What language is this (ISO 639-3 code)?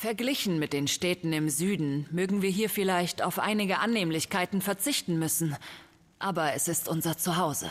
deu